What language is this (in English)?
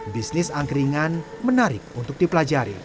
Indonesian